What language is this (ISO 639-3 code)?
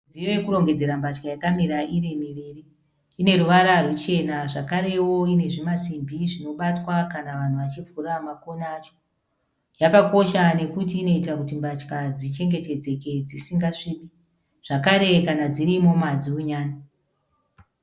sna